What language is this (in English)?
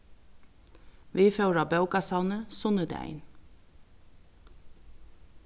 Faroese